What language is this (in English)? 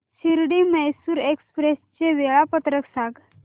Marathi